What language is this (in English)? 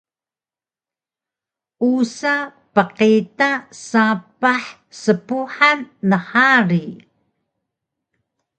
Taroko